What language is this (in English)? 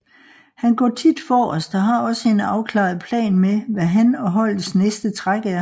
Danish